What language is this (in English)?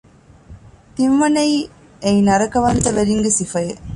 Divehi